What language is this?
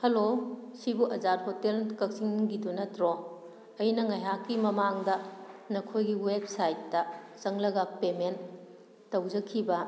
Manipuri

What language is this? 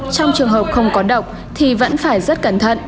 Vietnamese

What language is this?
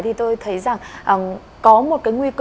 Vietnamese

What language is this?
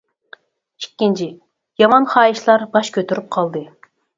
Uyghur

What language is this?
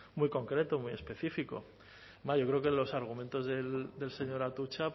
Spanish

